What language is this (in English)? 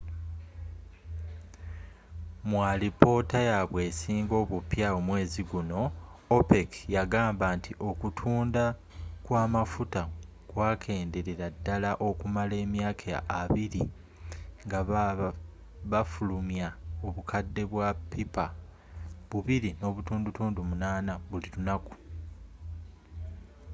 Ganda